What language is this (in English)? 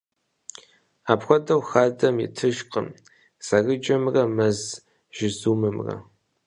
Kabardian